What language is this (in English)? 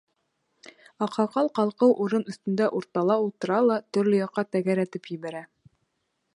Bashkir